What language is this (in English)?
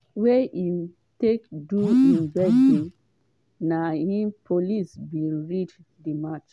Nigerian Pidgin